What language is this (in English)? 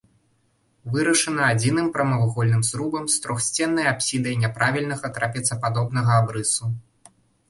Belarusian